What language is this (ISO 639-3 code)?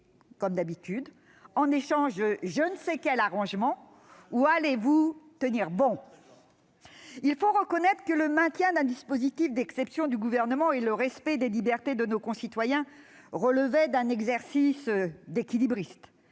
fra